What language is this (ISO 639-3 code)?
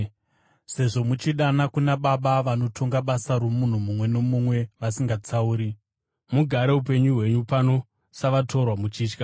sna